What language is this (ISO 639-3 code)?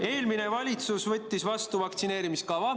est